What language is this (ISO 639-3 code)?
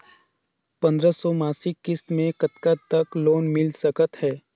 hne